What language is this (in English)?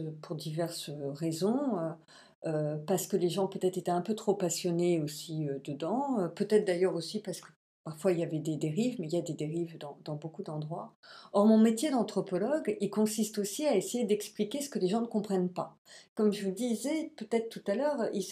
French